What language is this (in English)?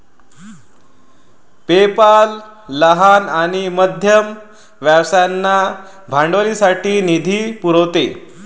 Marathi